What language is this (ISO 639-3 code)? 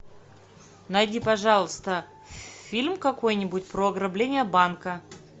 rus